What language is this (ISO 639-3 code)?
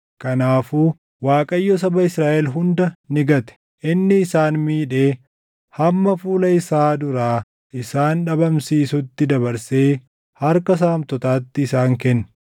orm